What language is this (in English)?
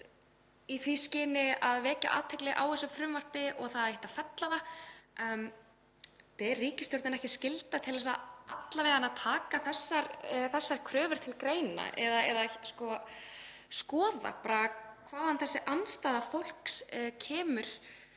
Icelandic